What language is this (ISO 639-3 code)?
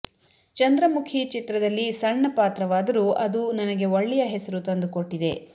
kan